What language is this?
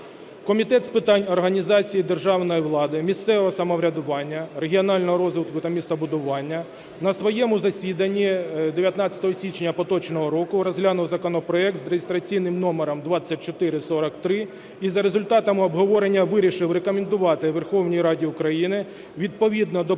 Ukrainian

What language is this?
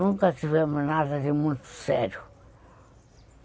Portuguese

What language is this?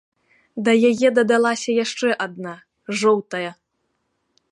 Belarusian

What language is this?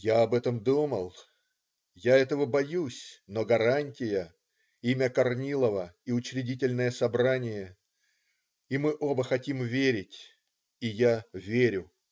Russian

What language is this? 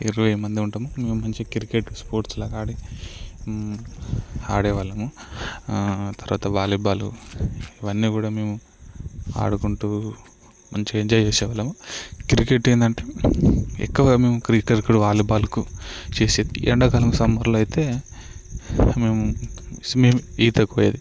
Telugu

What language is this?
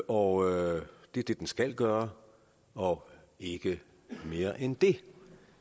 Danish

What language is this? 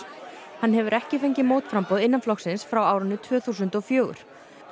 Icelandic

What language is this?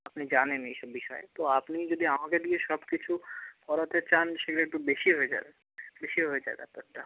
Bangla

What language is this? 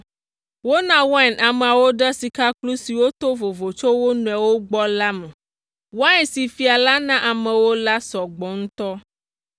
Ewe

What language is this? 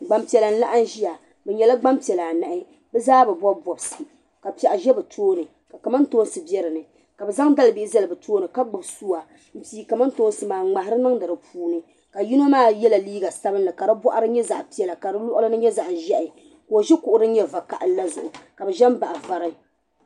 Dagbani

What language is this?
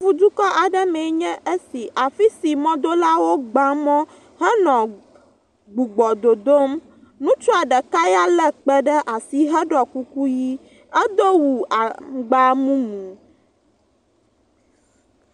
Ewe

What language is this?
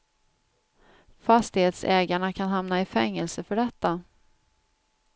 Swedish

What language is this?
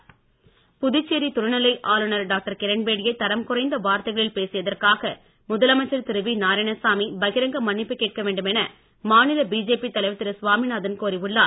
Tamil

